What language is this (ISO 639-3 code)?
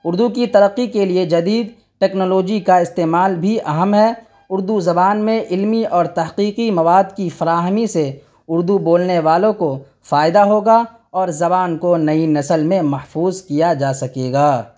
urd